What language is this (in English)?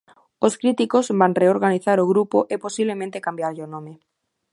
Galician